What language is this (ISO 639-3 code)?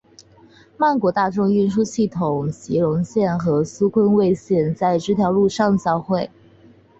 zho